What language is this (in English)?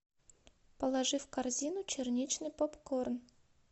Russian